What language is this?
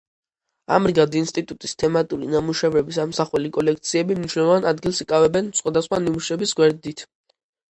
Georgian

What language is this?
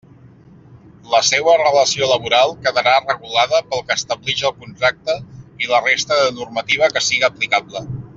Catalan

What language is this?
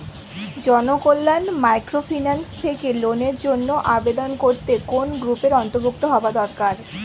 Bangla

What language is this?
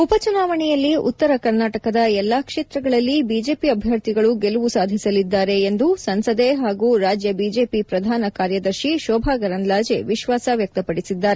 Kannada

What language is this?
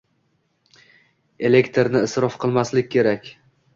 Uzbek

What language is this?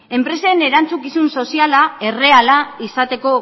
Basque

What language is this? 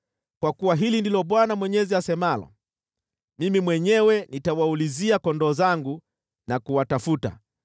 Swahili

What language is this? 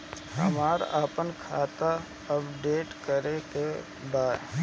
Bhojpuri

